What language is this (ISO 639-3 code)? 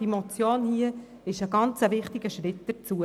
gsw